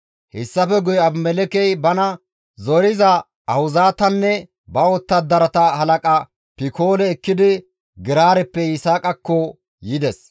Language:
Gamo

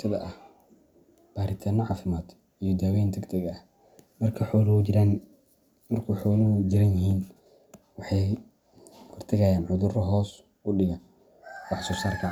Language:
Somali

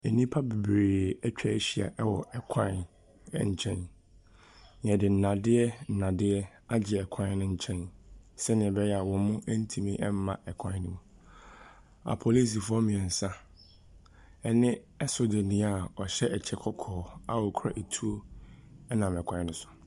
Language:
Akan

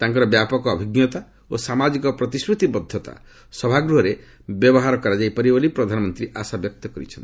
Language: Odia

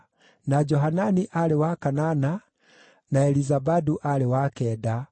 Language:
Kikuyu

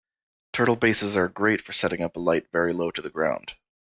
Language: English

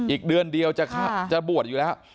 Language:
Thai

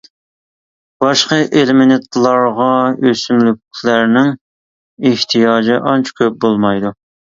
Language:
Uyghur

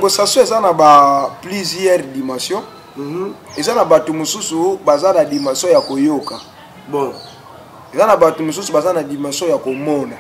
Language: French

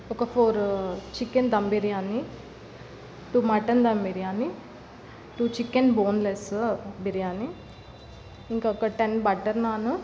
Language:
Telugu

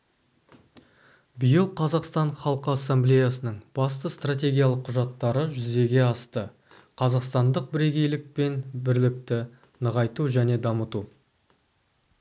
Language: Kazakh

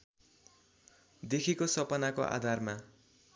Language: Nepali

